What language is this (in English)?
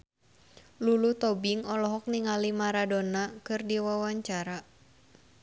Sundanese